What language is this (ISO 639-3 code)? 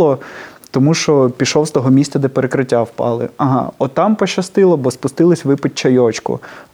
ukr